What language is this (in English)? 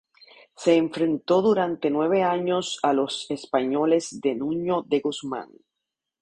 Spanish